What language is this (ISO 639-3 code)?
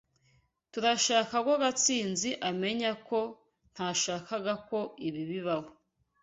kin